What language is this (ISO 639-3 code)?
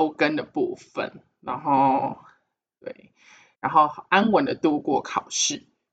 zho